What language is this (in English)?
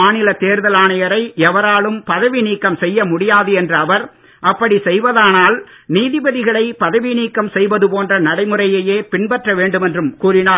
Tamil